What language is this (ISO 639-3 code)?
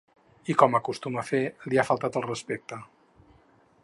cat